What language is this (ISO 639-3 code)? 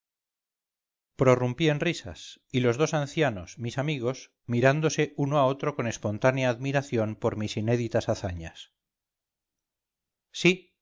spa